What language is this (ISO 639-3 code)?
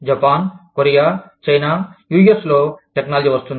tel